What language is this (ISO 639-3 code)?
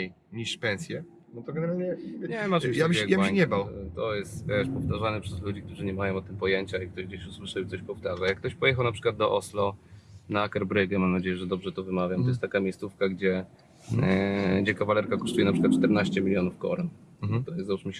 pol